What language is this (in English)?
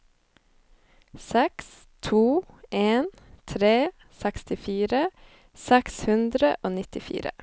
Norwegian